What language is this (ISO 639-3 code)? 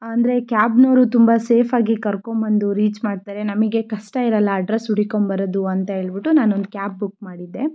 kan